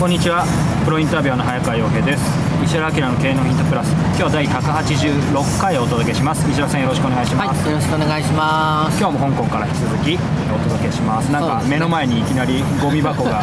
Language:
Japanese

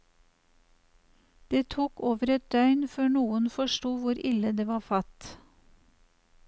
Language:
Norwegian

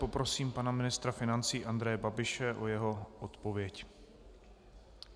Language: Czech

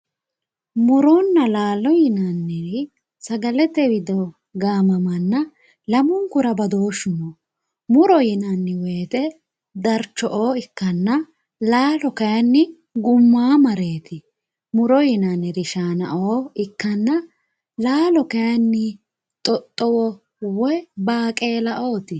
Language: Sidamo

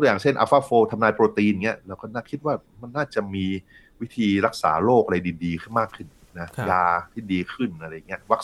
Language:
Thai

